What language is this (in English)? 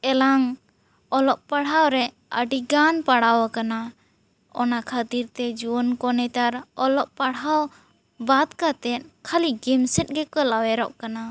Santali